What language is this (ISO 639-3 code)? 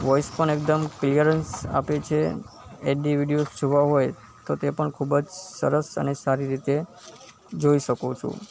guj